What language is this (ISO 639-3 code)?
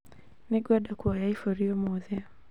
kik